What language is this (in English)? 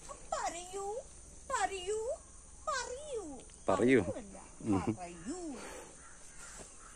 Arabic